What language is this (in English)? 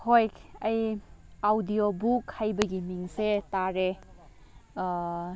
Manipuri